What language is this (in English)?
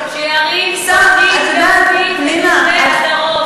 Hebrew